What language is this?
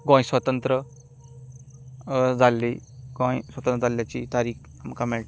Konkani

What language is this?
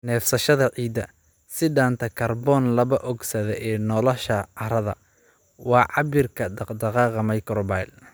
Somali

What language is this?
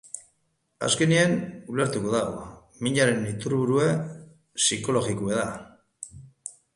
Basque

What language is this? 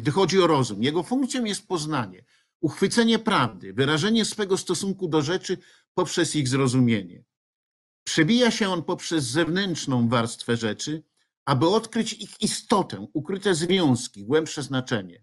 Polish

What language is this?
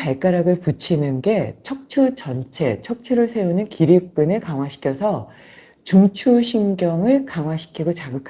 Korean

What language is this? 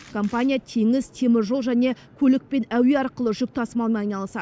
Kazakh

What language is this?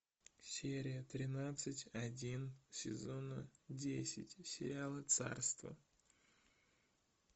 Russian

